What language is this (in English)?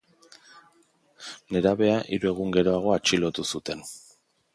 Basque